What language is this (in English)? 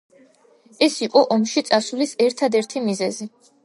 Georgian